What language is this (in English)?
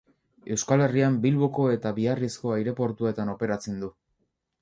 Basque